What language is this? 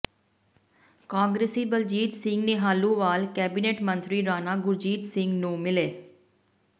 Punjabi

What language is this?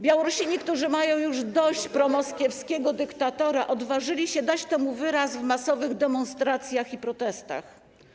Polish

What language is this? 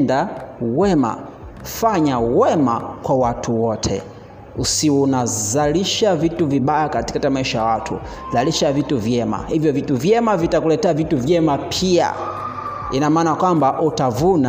Swahili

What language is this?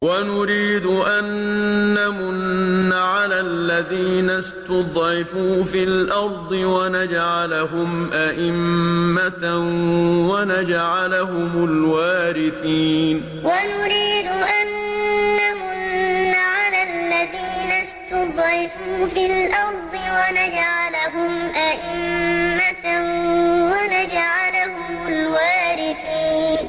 Arabic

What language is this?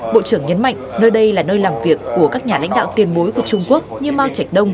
Vietnamese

